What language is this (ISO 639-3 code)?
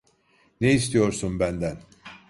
tur